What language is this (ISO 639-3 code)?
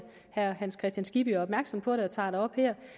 dan